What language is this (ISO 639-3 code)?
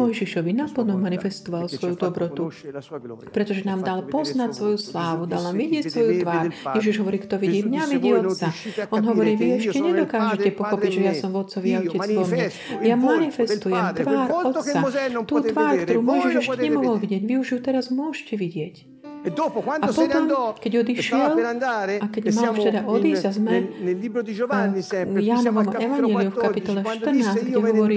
slk